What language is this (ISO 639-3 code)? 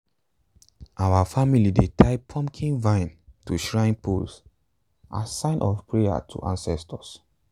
pcm